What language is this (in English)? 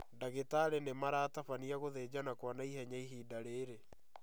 Kikuyu